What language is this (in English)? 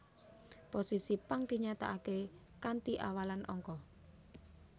Javanese